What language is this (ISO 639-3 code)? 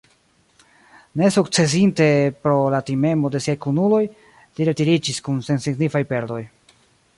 epo